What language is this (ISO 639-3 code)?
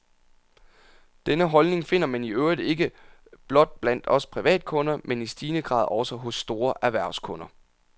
dan